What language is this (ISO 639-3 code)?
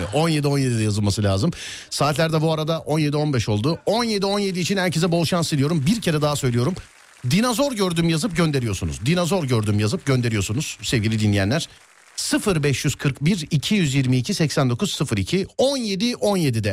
tur